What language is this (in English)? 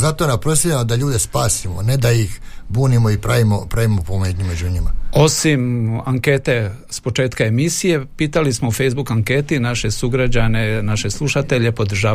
Croatian